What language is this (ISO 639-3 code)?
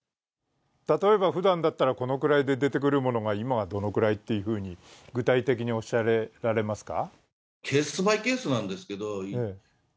jpn